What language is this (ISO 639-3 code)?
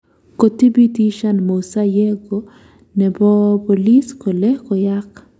kln